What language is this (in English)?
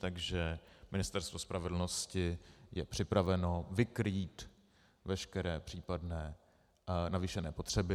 Czech